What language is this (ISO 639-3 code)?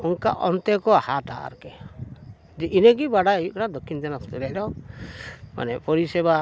sat